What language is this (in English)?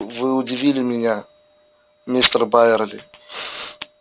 Russian